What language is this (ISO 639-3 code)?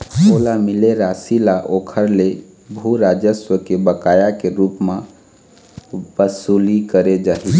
hne